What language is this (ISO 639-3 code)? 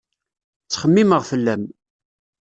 kab